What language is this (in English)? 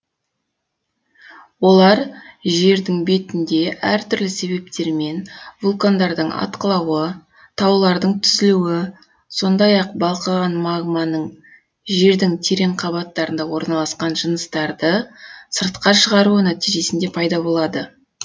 Kazakh